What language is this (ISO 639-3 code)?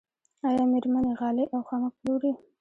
pus